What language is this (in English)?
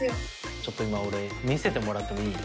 Japanese